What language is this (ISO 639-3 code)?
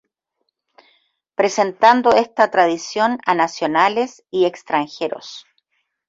spa